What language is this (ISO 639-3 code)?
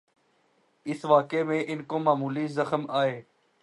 urd